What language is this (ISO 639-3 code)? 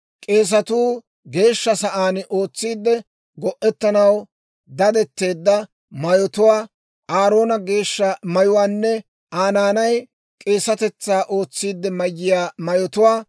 dwr